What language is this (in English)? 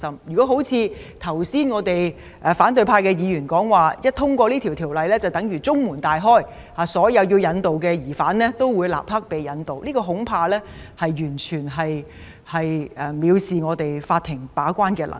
Cantonese